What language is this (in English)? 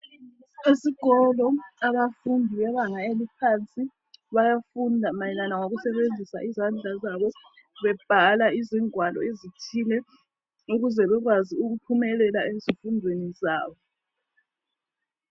North Ndebele